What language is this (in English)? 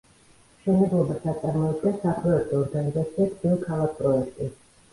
Georgian